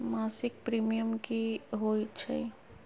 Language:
Magahi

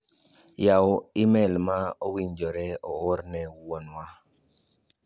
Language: Luo (Kenya and Tanzania)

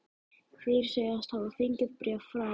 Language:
Icelandic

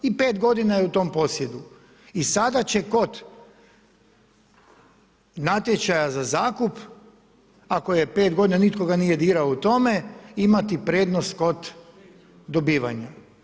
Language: Croatian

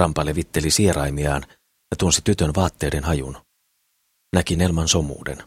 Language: Finnish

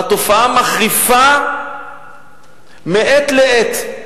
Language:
Hebrew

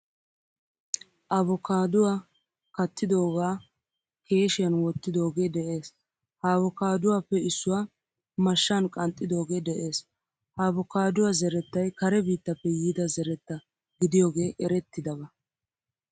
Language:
Wolaytta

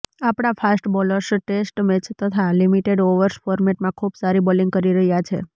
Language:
Gujarati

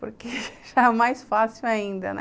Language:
Portuguese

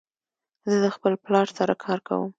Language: Pashto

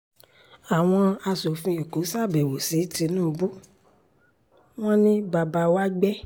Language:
Yoruba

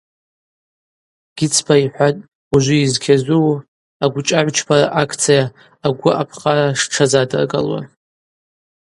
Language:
Abaza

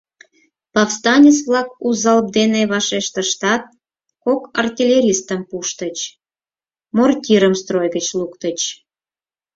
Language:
Mari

